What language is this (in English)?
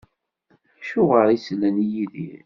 Kabyle